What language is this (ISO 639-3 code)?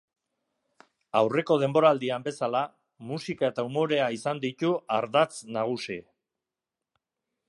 eus